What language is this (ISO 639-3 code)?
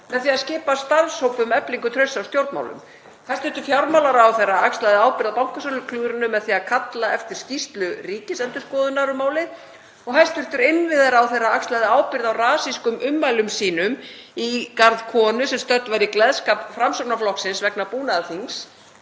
isl